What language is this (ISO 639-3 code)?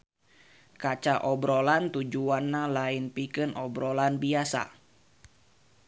sun